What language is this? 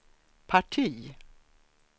Swedish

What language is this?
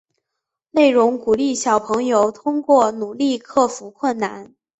Chinese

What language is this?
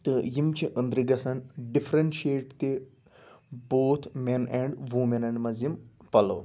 Kashmiri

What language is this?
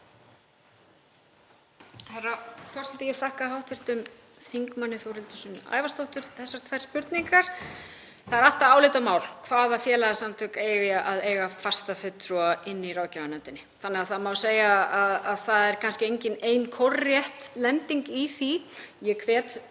Icelandic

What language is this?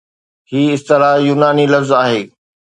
Sindhi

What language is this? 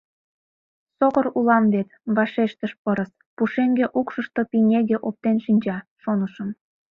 Mari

